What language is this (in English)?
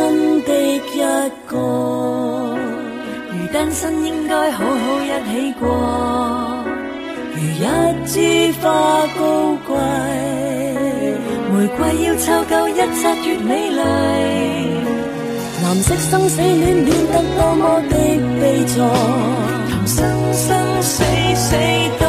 Chinese